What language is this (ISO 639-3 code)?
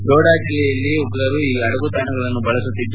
kan